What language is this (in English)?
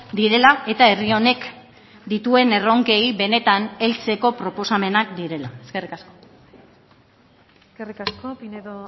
Basque